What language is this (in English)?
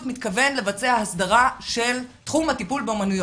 Hebrew